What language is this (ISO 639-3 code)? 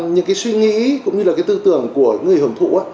vie